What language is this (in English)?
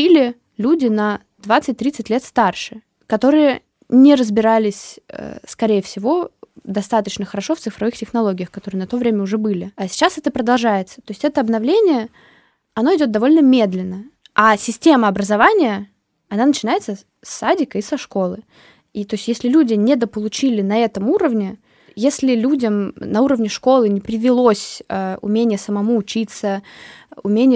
Russian